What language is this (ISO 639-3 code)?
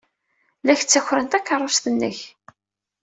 kab